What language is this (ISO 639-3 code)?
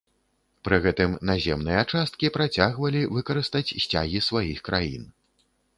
bel